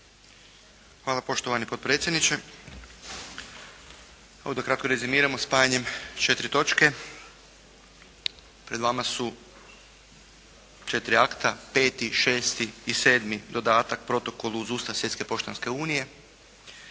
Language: Croatian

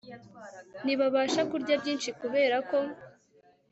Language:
Kinyarwanda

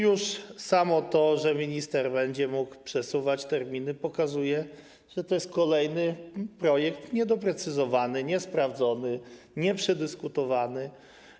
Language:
Polish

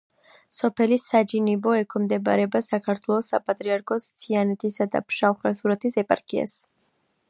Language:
Georgian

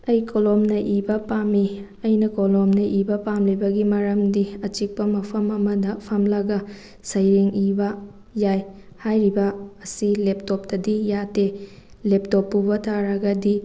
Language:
Manipuri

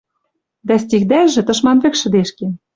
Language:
Western Mari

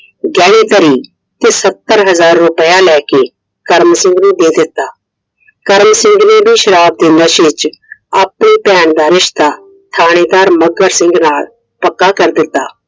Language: Punjabi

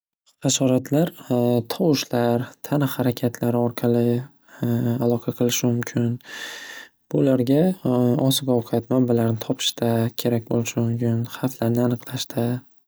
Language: Uzbek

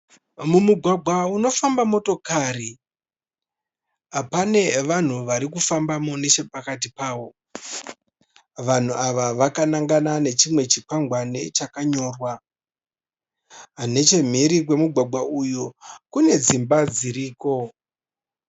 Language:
Shona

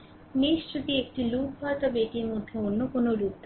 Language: Bangla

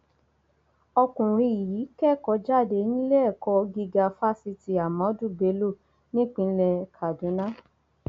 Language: Yoruba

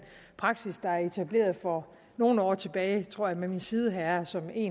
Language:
Danish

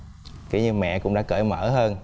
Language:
Vietnamese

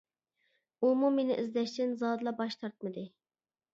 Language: Uyghur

